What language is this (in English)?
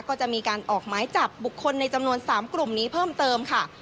Thai